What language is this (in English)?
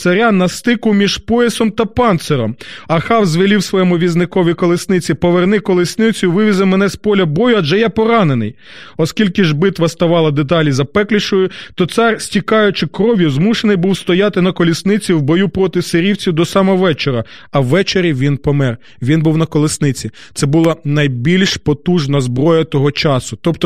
Ukrainian